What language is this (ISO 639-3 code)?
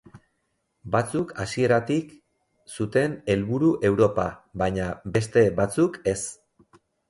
eus